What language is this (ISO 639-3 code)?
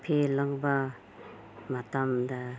mni